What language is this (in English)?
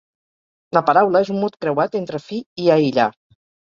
Catalan